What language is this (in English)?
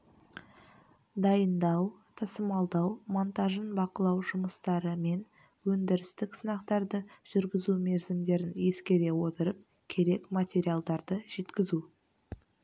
Kazakh